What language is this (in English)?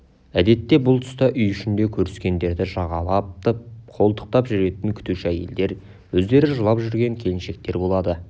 Kazakh